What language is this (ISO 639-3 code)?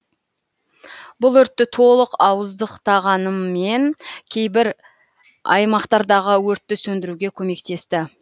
kaz